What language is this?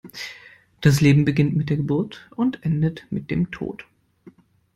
German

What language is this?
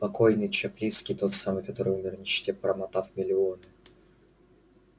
Russian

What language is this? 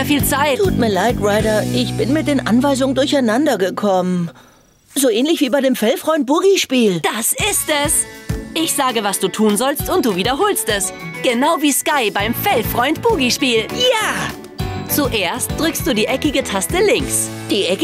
German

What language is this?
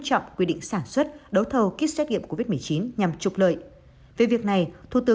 Vietnamese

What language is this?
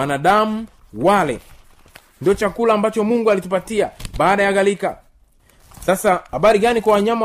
Swahili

